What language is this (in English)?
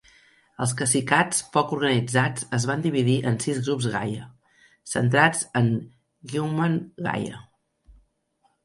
Catalan